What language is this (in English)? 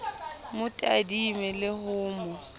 Southern Sotho